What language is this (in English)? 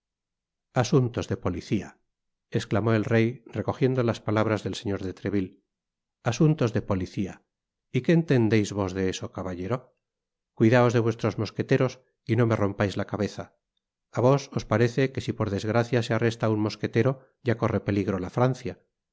Spanish